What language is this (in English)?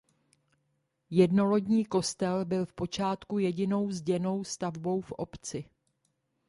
Czech